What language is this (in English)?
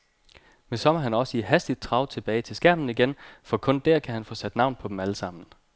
Danish